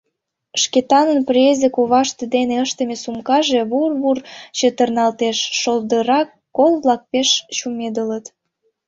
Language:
Mari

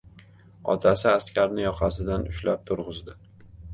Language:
Uzbek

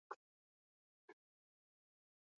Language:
Basque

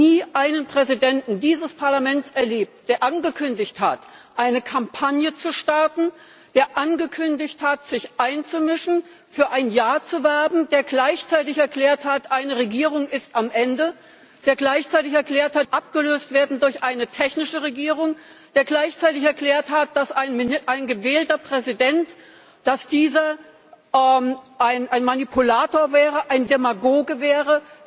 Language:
German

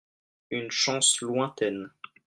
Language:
French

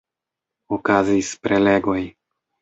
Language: Esperanto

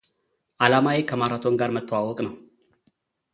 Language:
Amharic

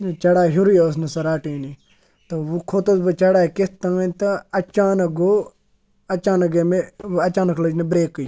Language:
Kashmiri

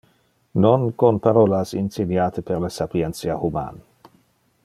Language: Interlingua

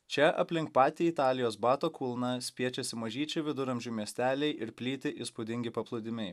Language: Lithuanian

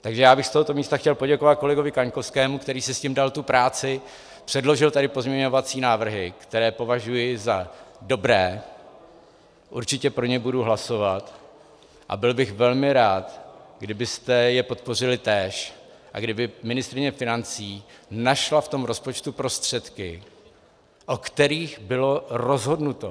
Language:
Czech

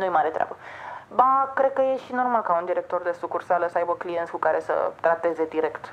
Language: Romanian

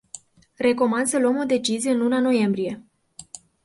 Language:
Romanian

